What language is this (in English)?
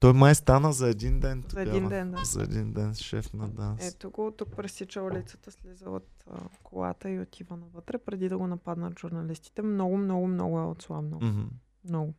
Bulgarian